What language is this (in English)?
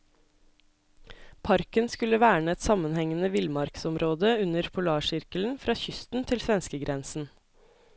Norwegian